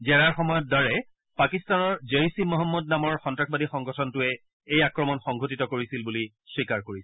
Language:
Assamese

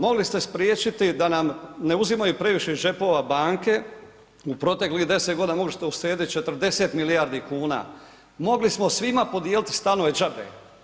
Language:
Croatian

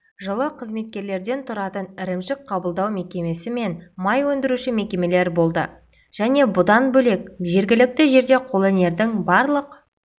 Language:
Kazakh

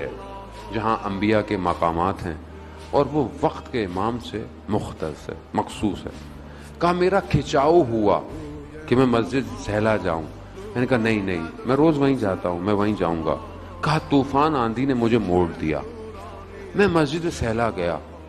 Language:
Hindi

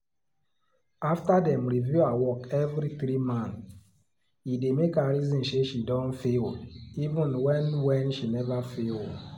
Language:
Nigerian Pidgin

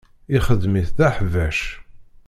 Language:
Kabyle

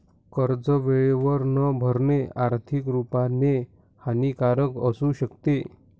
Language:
Marathi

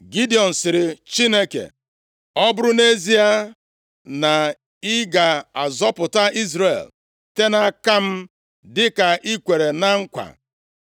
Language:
Igbo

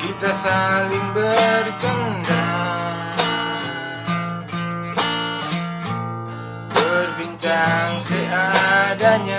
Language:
Indonesian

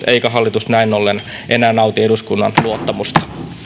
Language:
Finnish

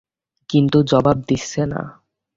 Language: Bangla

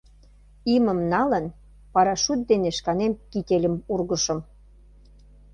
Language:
Mari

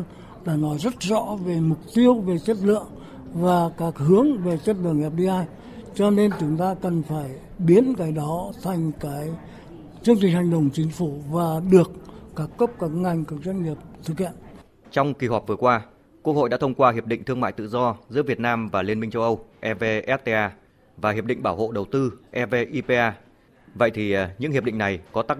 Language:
Vietnamese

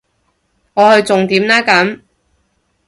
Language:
Cantonese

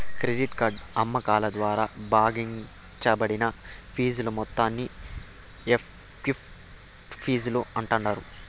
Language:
Telugu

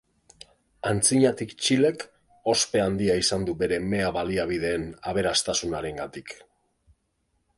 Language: Basque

